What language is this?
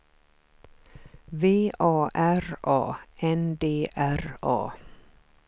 Swedish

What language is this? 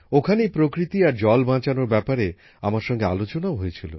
Bangla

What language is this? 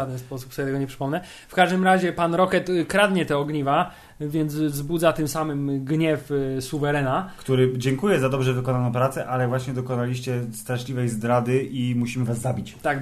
Polish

